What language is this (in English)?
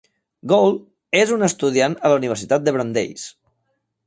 Catalan